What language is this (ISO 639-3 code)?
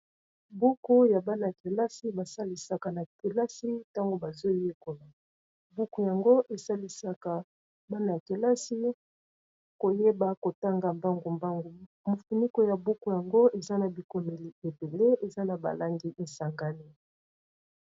lin